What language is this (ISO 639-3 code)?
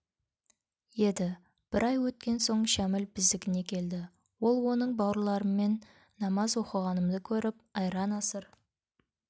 kaz